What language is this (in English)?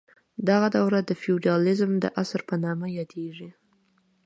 Pashto